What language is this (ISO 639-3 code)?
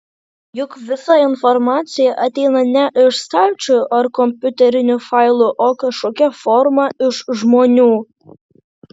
lit